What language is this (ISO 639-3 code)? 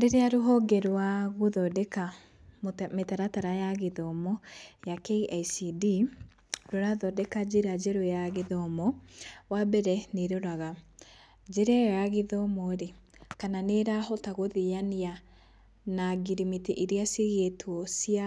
kik